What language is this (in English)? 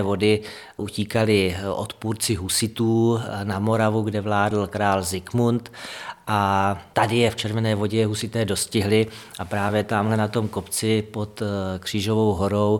Czech